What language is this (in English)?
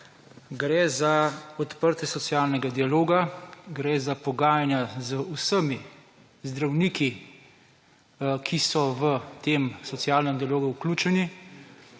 Slovenian